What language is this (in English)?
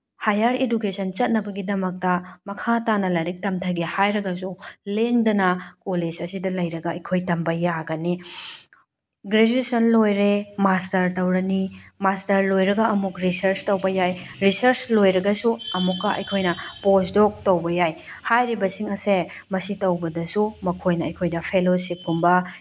Manipuri